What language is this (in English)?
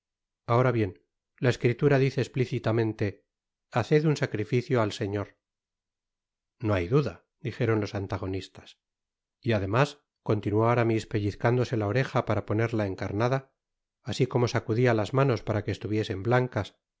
Spanish